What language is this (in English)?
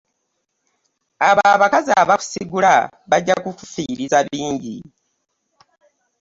Ganda